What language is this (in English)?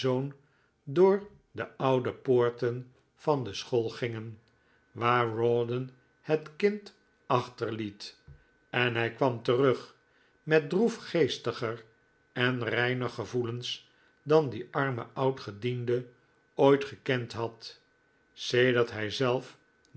Dutch